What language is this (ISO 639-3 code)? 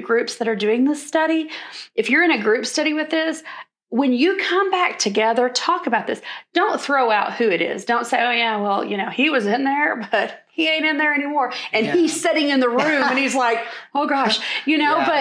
eng